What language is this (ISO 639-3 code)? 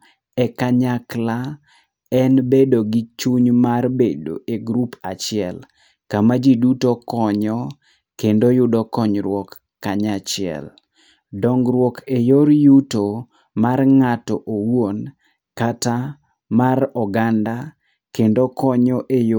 luo